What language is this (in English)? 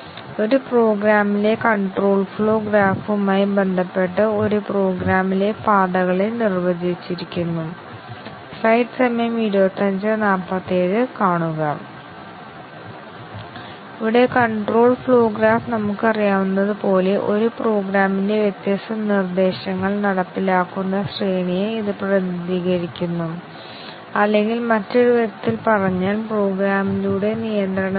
Malayalam